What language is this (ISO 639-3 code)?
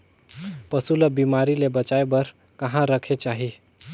hne